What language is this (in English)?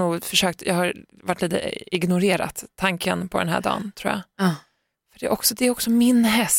Swedish